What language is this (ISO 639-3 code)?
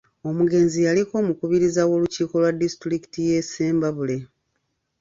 lug